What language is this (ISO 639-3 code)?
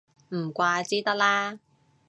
yue